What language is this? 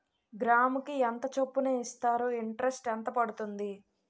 Telugu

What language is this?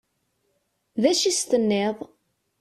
Kabyle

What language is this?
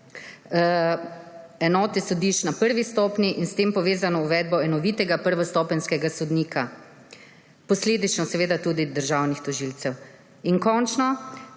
Slovenian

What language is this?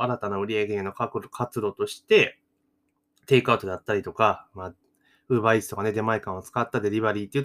Japanese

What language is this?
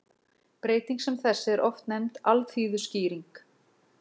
Icelandic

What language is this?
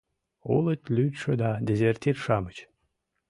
Mari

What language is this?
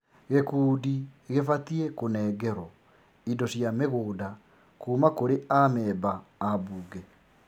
Kikuyu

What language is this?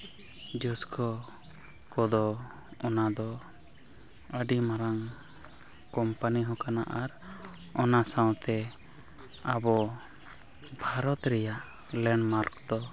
Santali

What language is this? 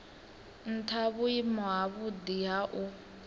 Venda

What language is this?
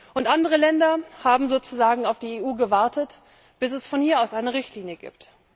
German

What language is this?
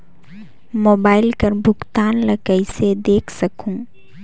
Chhattisgarhi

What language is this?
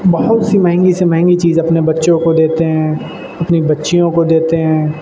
Urdu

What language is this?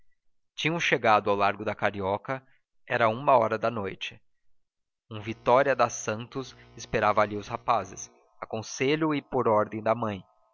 Portuguese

